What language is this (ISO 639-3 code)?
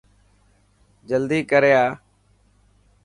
mki